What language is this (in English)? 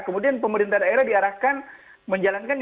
Indonesian